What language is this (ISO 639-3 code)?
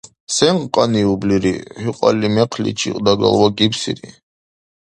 dar